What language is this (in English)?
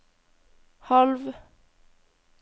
Norwegian